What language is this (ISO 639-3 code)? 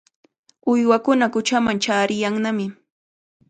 qvl